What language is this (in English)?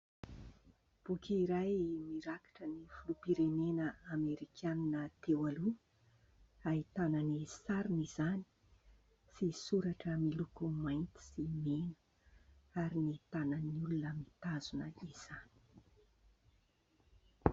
Malagasy